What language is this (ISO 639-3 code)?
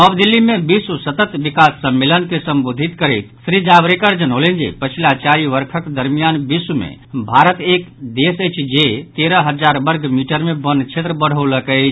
mai